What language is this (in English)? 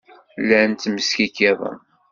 Kabyle